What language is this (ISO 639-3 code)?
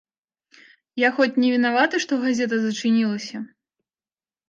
bel